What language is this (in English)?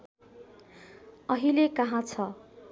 Nepali